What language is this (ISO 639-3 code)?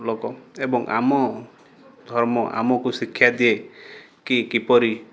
ori